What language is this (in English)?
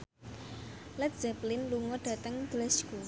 Javanese